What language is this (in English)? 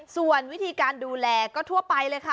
Thai